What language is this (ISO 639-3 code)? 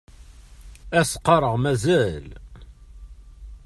kab